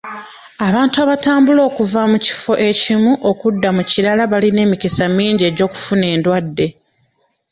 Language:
Ganda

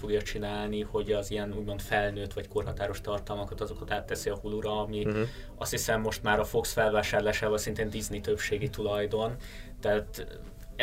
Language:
Hungarian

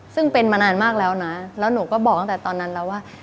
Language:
Thai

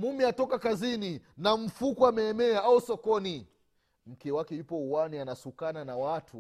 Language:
Swahili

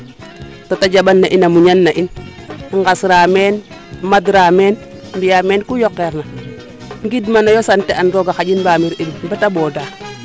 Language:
Serer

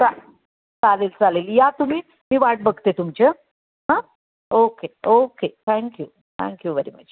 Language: Marathi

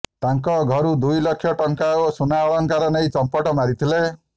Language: Odia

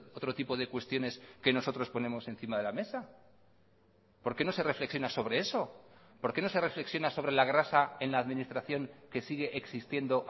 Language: Spanish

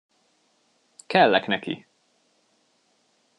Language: Hungarian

